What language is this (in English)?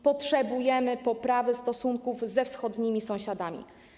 Polish